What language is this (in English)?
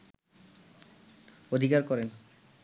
Bangla